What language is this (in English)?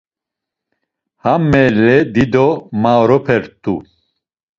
Laz